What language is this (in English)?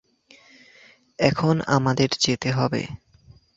Bangla